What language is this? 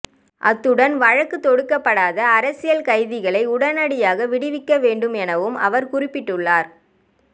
Tamil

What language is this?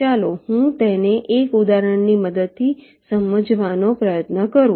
Gujarati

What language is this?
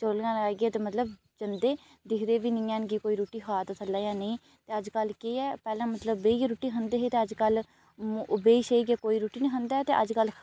Dogri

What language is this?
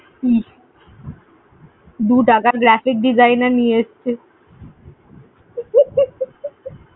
Bangla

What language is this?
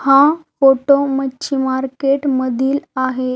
Marathi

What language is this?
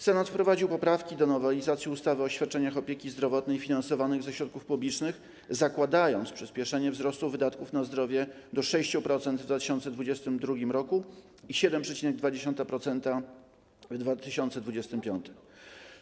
Polish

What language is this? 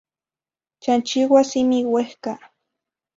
Zacatlán-Ahuacatlán-Tepetzintla Nahuatl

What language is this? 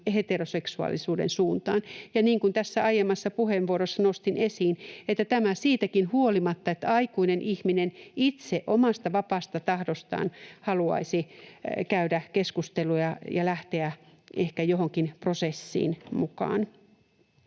Finnish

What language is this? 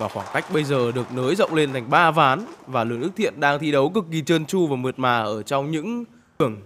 Vietnamese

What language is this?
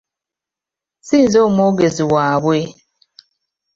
Ganda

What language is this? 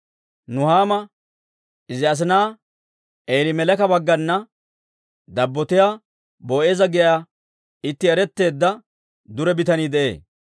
Dawro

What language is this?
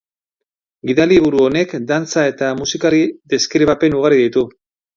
Basque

